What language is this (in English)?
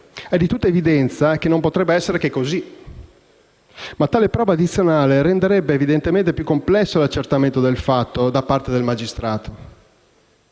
Italian